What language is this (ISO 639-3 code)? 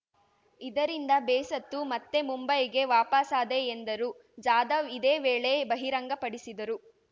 kan